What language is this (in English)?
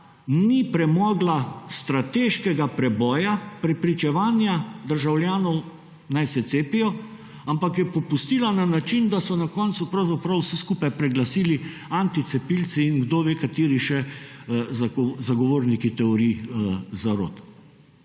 Slovenian